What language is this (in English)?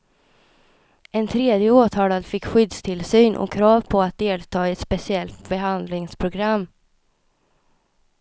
Swedish